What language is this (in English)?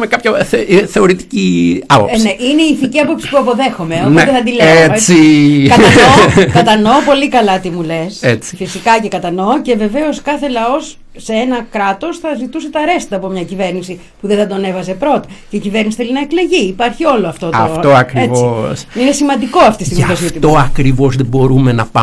Greek